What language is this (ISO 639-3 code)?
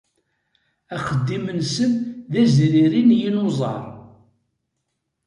kab